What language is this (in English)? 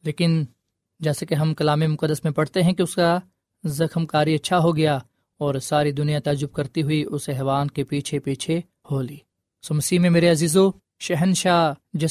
Urdu